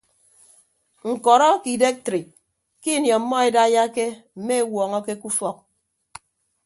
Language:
Ibibio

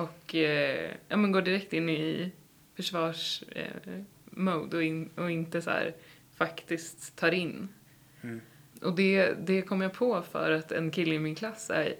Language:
Swedish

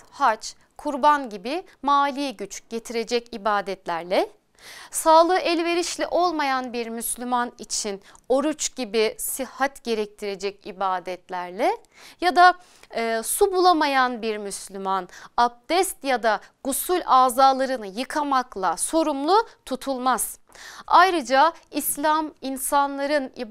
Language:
Turkish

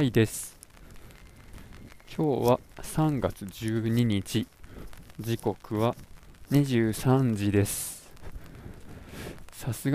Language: Japanese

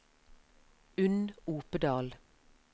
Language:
Norwegian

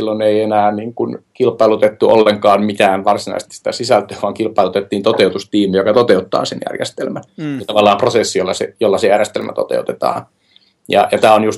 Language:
Finnish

